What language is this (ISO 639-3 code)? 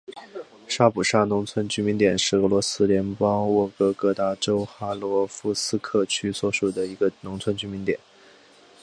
zho